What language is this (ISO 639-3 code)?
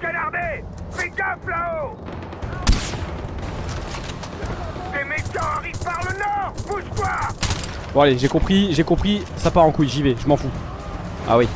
fra